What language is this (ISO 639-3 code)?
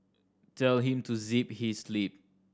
eng